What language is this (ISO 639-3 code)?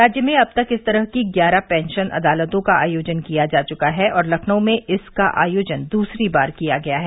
hin